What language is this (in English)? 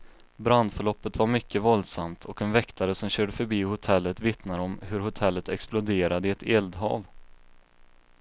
Swedish